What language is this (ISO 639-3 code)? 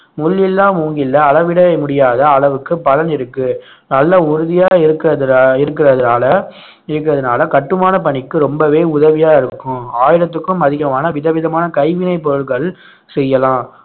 tam